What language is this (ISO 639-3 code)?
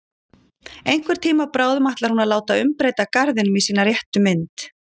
isl